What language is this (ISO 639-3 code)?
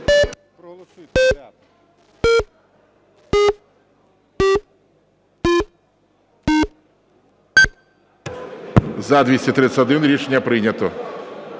ukr